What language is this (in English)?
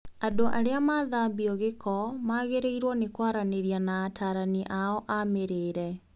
Kikuyu